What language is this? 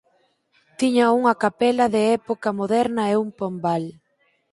Galician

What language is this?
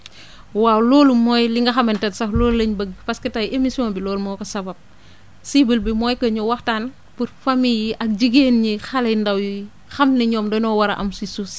Wolof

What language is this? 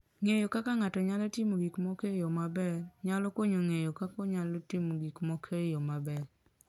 Luo (Kenya and Tanzania)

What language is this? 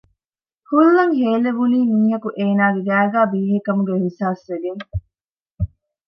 Divehi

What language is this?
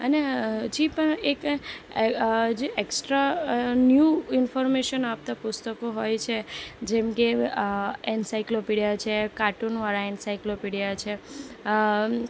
Gujarati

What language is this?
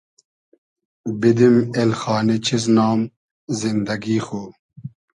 Hazaragi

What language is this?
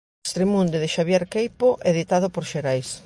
Galician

